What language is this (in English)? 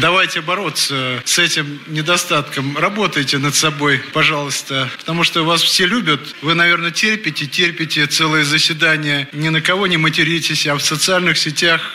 Russian